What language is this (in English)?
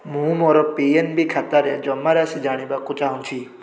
Odia